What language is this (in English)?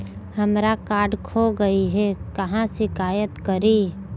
Magahi